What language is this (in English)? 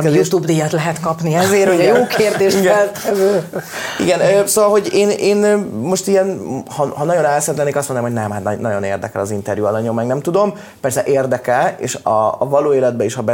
Hungarian